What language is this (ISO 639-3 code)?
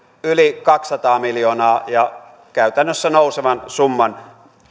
fin